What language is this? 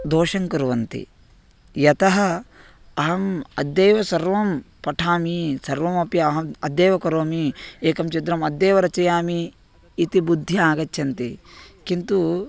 Sanskrit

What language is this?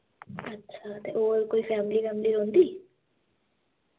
Dogri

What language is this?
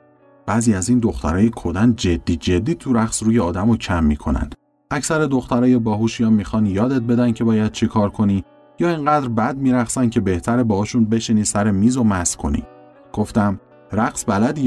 Persian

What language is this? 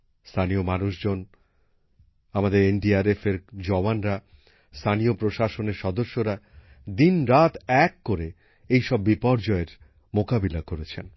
Bangla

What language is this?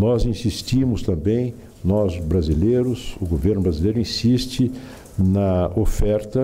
Portuguese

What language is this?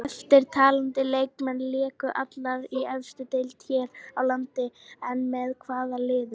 Icelandic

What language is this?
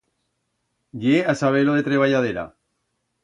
Aragonese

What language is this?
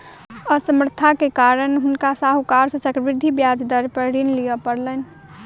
Maithili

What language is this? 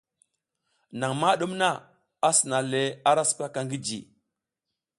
South Giziga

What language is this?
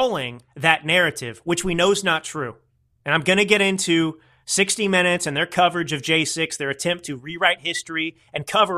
English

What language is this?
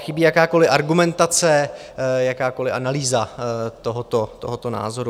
Czech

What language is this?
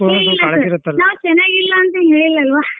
Kannada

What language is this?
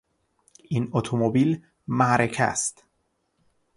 Persian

